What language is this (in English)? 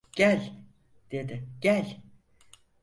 Turkish